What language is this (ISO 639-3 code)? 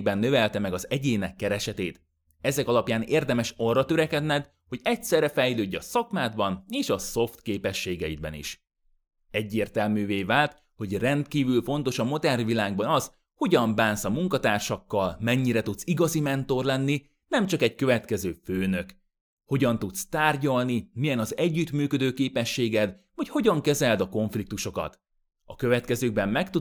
hun